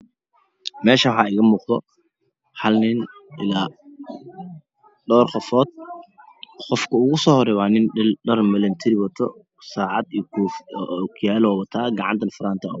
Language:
Somali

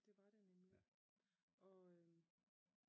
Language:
Danish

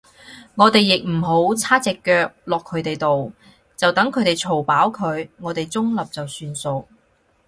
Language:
Cantonese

